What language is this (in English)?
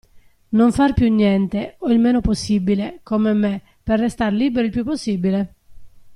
Italian